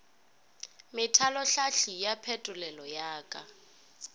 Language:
Northern Sotho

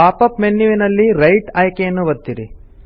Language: Kannada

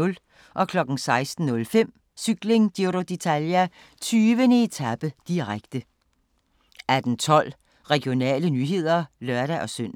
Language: Danish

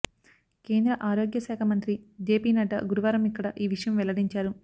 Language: Telugu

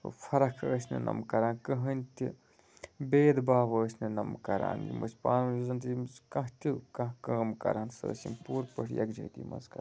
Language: Kashmiri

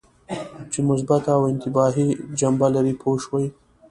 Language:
Pashto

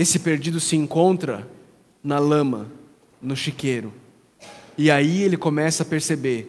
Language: Portuguese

